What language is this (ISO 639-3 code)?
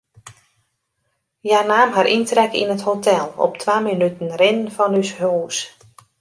fry